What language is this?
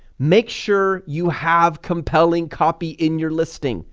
English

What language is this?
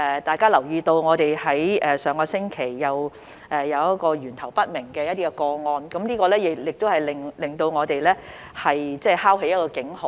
Cantonese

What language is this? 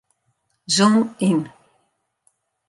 Western Frisian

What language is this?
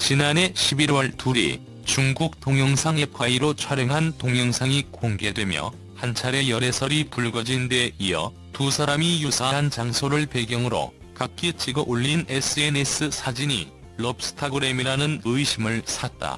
Korean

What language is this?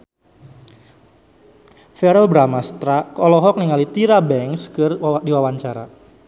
Sundanese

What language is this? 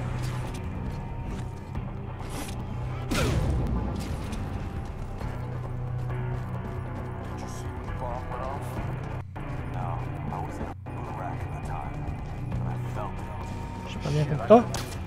French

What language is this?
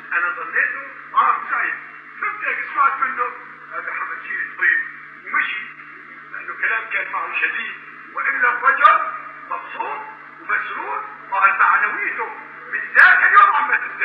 Arabic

